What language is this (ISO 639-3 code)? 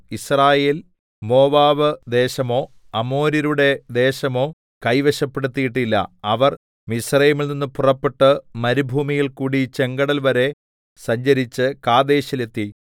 mal